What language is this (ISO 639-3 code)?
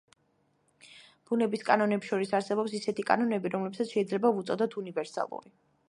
kat